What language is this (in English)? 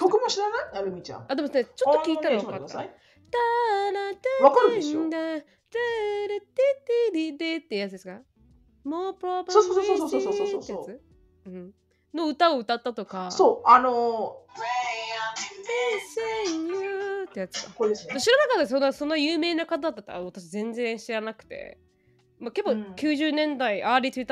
Japanese